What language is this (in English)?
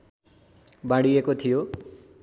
Nepali